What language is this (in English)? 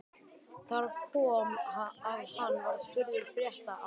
Icelandic